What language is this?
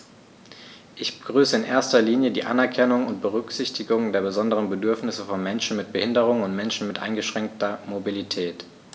German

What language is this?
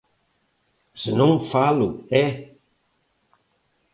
Galician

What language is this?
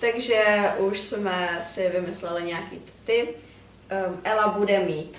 Czech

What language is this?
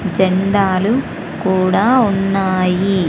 Telugu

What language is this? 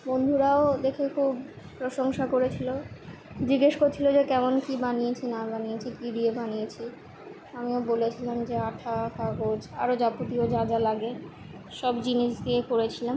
Bangla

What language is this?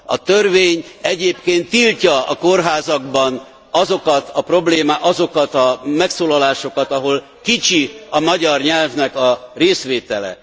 Hungarian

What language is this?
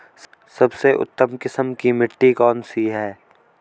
Hindi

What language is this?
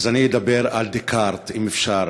Hebrew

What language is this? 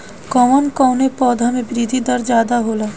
Bhojpuri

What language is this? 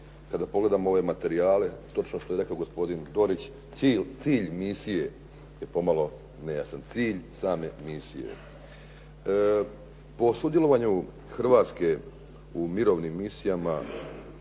Croatian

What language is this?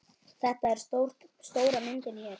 Icelandic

